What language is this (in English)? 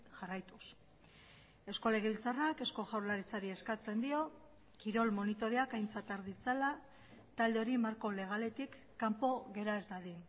Basque